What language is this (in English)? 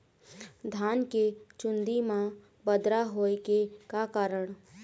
Chhattisgarhi